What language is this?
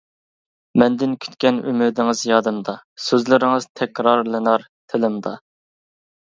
Uyghur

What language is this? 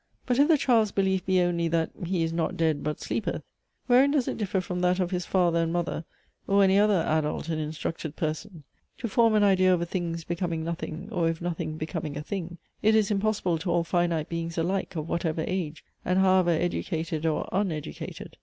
English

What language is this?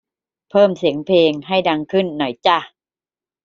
Thai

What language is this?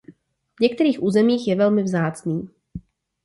Czech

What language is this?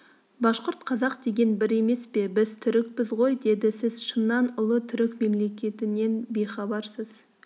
Kazakh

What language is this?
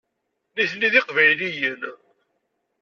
Kabyle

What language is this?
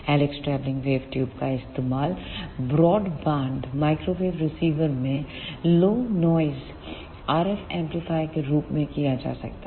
Hindi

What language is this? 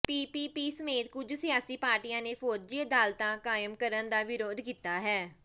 Punjabi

